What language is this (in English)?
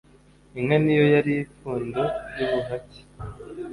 Kinyarwanda